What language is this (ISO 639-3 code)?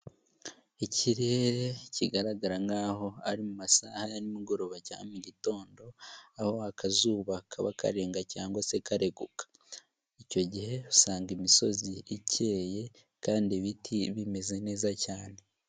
kin